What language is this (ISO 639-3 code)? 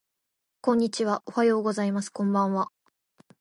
jpn